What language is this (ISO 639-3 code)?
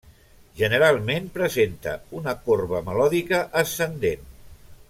cat